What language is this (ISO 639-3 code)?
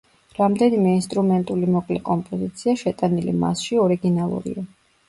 kat